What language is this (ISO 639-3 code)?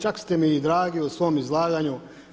hrv